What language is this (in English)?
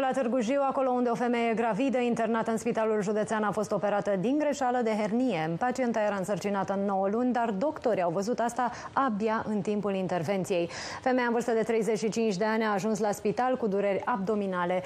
Romanian